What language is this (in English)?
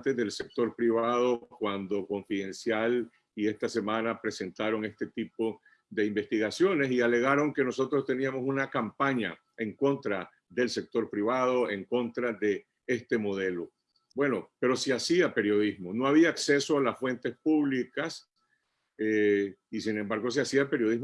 Spanish